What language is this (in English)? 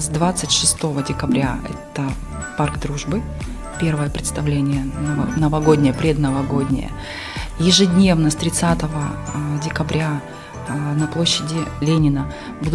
Russian